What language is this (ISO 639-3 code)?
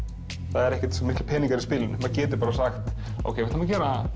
isl